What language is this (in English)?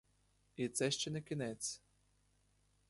Ukrainian